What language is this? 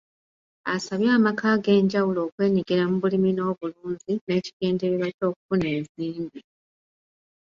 Ganda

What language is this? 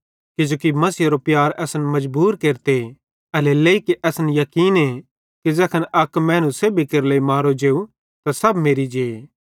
Bhadrawahi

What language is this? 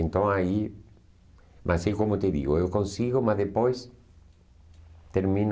Portuguese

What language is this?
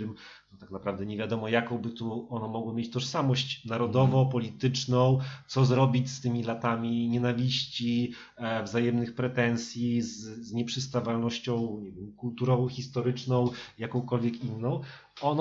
Polish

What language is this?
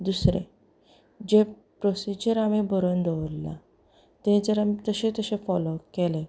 Konkani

